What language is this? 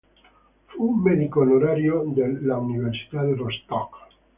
Italian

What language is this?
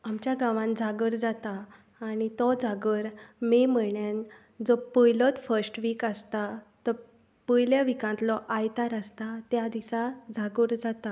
Konkani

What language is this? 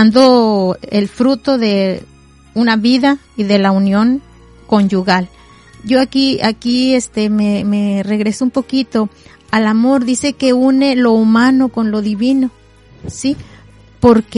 Spanish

